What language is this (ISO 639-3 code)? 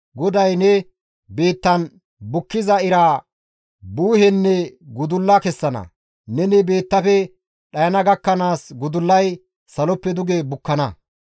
gmv